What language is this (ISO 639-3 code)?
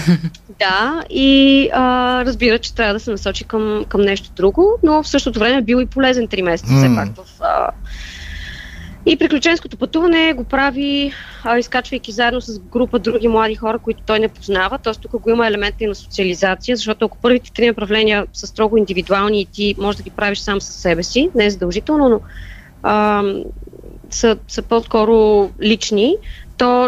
bul